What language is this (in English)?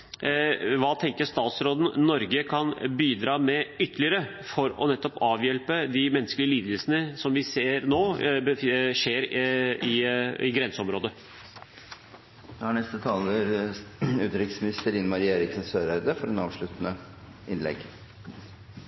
Norwegian Bokmål